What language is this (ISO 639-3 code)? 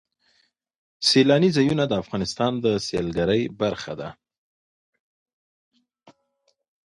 pus